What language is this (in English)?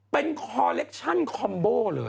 Thai